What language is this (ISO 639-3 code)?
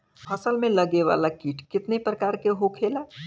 bho